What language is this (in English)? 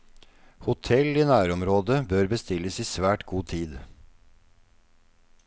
Norwegian